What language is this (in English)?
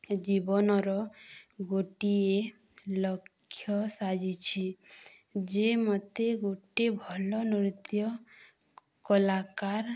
Odia